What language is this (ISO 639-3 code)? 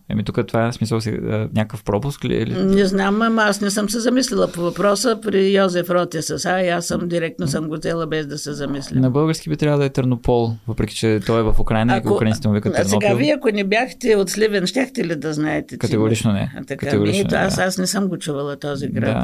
bul